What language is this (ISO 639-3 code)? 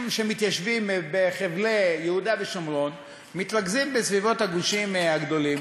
heb